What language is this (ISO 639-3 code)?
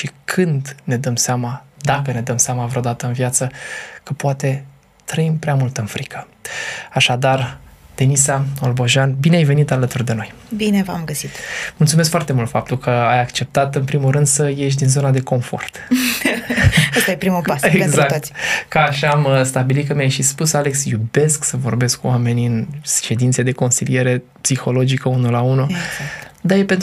ron